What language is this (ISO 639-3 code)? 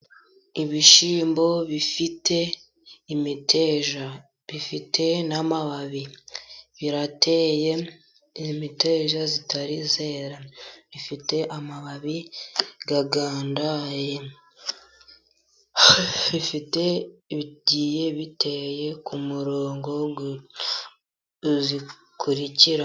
kin